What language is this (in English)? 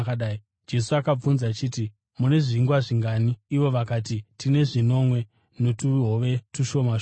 Shona